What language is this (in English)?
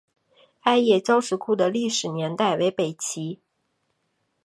Chinese